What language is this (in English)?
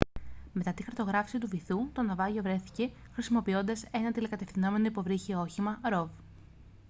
Greek